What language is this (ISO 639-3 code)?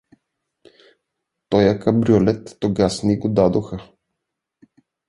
bul